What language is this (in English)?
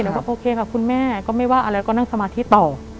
Thai